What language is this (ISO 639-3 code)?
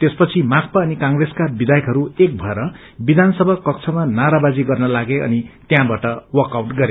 nep